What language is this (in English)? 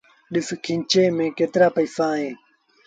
Sindhi Bhil